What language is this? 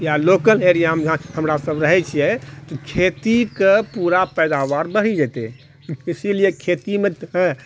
Maithili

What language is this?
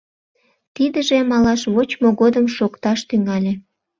Mari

